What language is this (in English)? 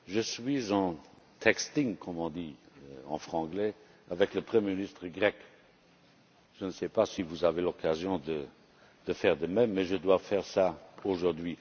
French